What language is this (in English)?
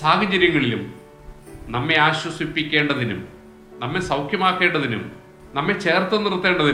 Malayalam